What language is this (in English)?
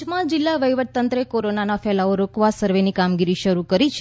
Gujarati